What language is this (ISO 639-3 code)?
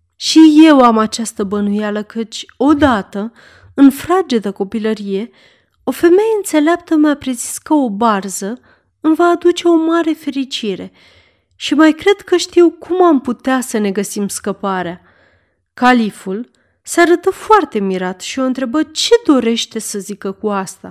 ron